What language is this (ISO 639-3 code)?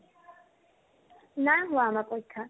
asm